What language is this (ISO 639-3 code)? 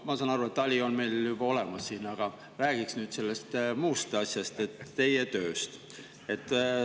est